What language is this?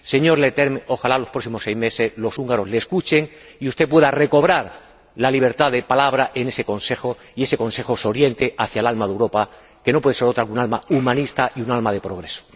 Spanish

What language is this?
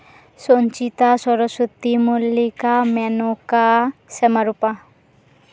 Santali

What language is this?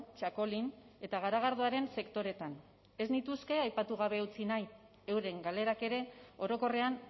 Basque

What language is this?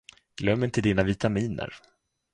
Swedish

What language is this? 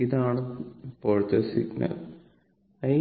Malayalam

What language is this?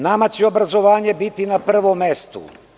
Serbian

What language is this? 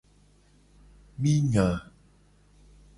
Gen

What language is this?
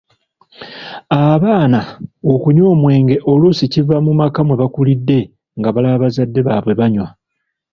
Ganda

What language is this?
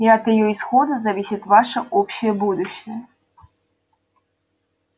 Russian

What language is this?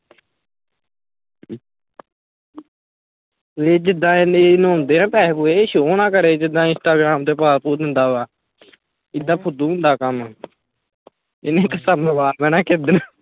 Punjabi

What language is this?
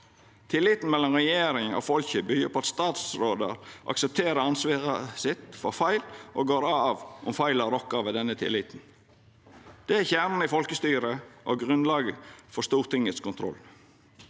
Norwegian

